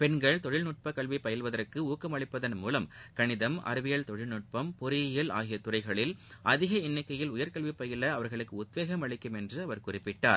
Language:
Tamil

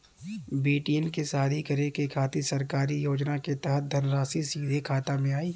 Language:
Bhojpuri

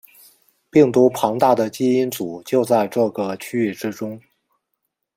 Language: Chinese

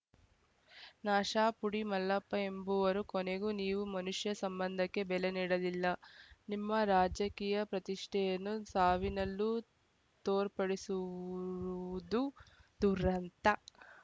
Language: Kannada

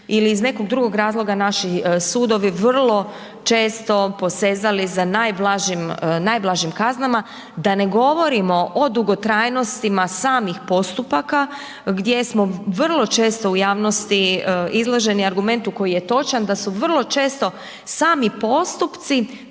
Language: Croatian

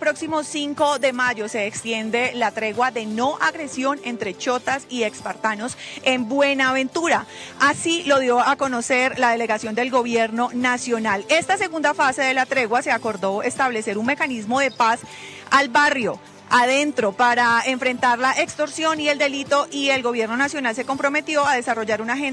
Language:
Spanish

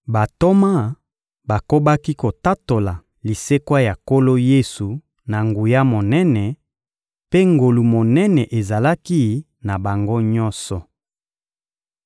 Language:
Lingala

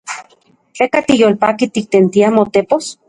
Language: Central Puebla Nahuatl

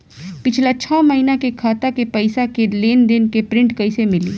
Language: Bhojpuri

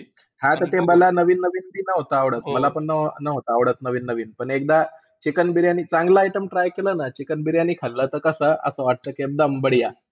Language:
Marathi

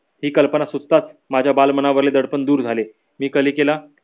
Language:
Marathi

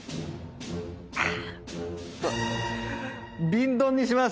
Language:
Japanese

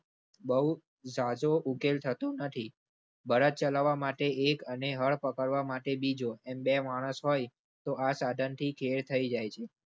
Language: Gujarati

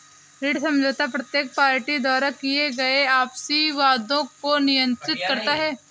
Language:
Hindi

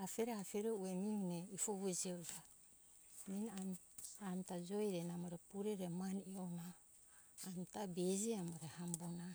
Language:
Hunjara-Kaina Ke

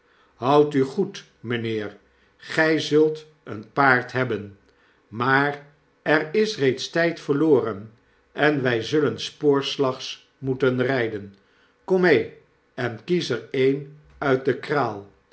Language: Dutch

